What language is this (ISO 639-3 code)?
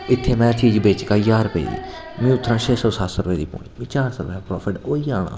doi